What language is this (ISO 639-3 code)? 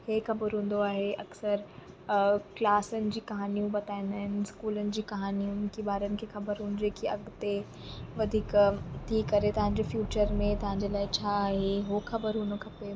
snd